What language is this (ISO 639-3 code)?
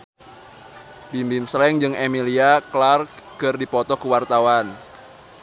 sun